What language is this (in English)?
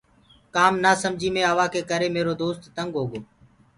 Gurgula